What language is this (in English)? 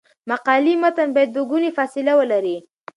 Pashto